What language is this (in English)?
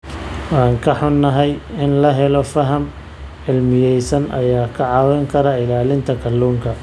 Somali